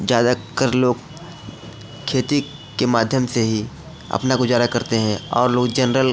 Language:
Hindi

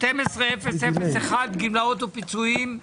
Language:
Hebrew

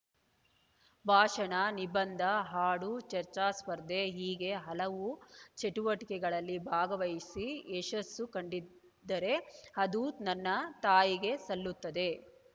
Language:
Kannada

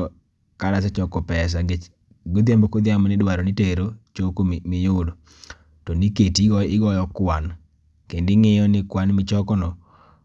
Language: Luo (Kenya and Tanzania)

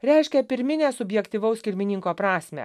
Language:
Lithuanian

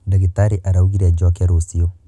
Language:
Kikuyu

